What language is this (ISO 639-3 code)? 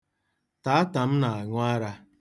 ibo